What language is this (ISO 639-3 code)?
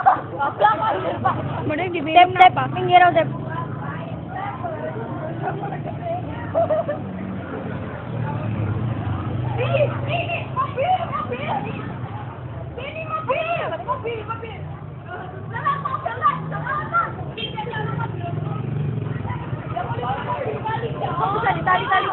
ind